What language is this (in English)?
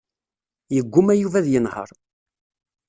Kabyle